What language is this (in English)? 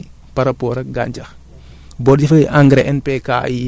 Wolof